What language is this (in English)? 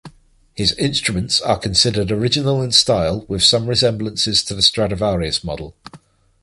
English